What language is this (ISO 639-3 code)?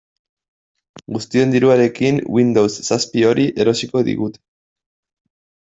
eus